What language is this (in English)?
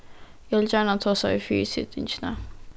Faroese